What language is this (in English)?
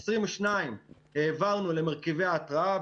Hebrew